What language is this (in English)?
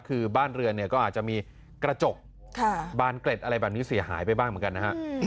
Thai